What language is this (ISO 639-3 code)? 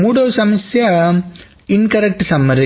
tel